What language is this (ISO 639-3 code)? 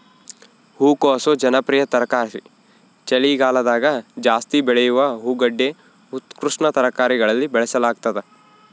kan